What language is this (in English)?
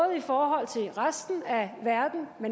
Danish